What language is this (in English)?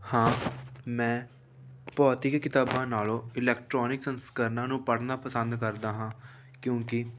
Punjabi